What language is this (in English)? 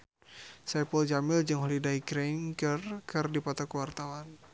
Sundanese